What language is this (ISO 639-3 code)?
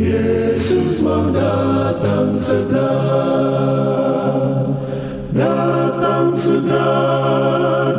ind